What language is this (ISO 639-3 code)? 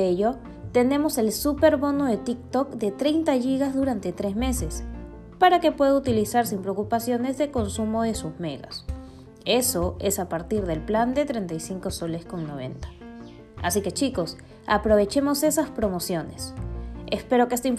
spa